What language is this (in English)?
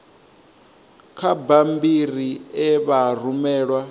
Venda